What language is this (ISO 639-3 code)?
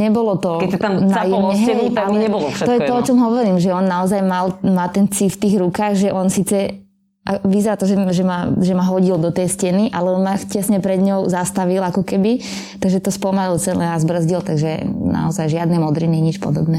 slk